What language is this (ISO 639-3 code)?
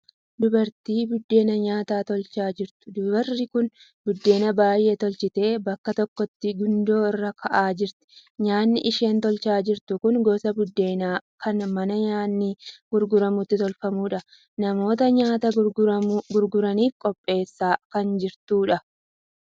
orm